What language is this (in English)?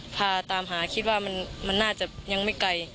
Thai